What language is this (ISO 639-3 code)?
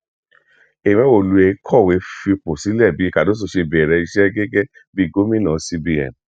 yor